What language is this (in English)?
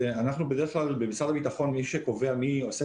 Hebrew